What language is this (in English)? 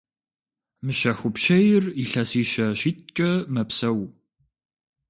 Kabardian